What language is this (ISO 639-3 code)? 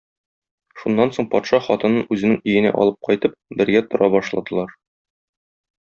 tat